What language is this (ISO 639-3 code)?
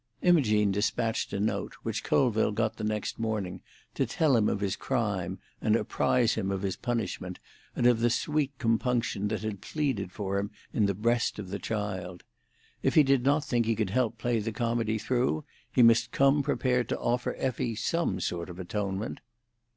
eng